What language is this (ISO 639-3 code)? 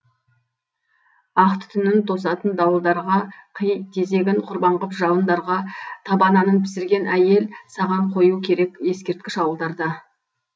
kaz